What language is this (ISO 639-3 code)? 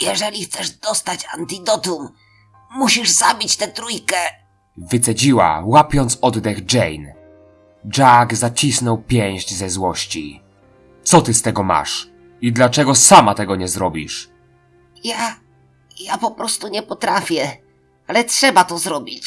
pol